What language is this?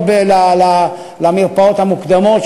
Hebrew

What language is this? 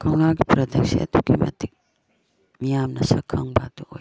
Manipuri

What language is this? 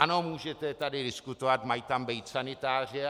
Czech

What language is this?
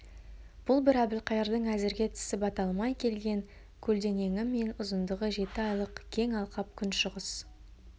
Kazakh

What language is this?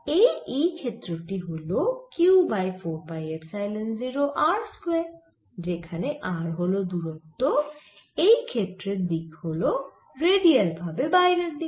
Bangla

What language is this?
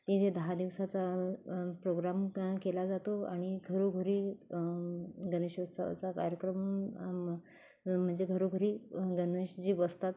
Marathi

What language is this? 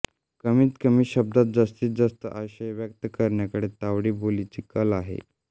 Marathi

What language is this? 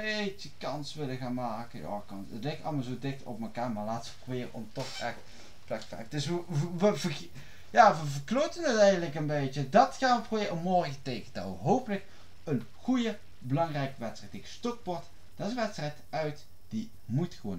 Dutch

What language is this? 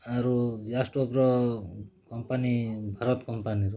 Odia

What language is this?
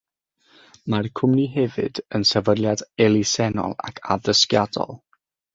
Welsh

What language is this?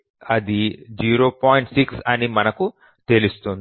Telugu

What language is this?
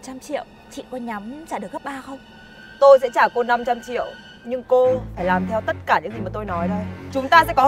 Vietnamese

